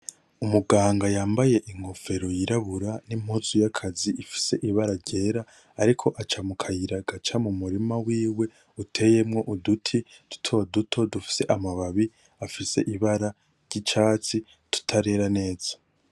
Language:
Rundi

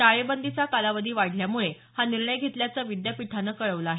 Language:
Marathi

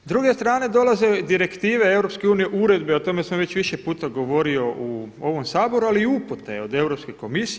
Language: Croatian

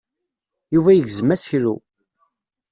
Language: Kabyle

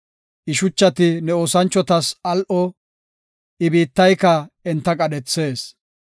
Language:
Gofa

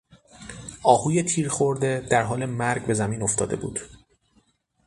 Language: Persian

